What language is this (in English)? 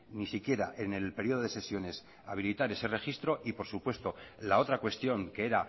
Spanish